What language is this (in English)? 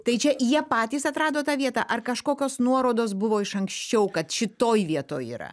Lithuanian